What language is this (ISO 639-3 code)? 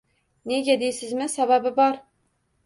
uzb